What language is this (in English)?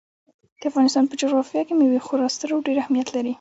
Pashto